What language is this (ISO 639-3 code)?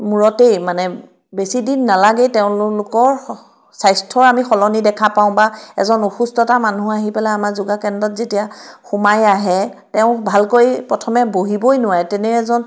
asm